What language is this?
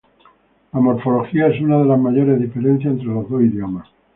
Spanish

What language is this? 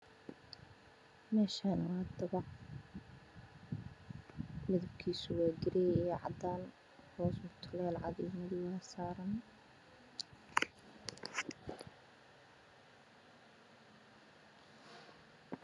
Somali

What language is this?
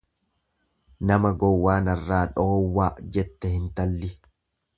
Oromo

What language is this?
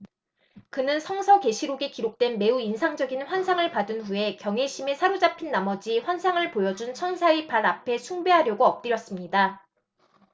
Korean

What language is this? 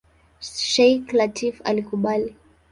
Swahili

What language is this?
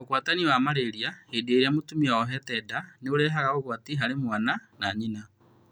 Kikuyu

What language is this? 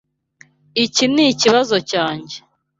Kinyarwanda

